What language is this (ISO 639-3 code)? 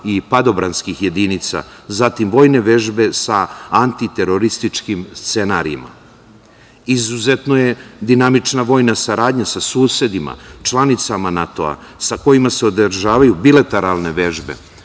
srp